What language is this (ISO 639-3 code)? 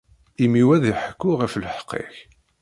kab